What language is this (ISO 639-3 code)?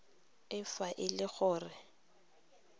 tsn